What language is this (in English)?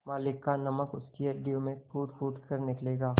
Hindi